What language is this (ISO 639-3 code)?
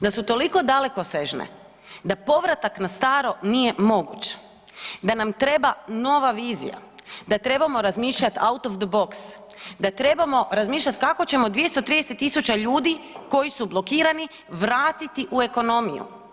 hrv